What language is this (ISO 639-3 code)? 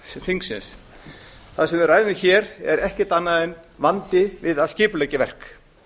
isl